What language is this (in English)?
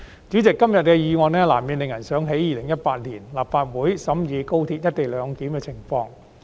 Cantonese